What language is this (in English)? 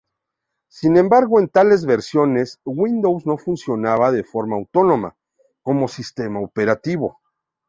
Spanish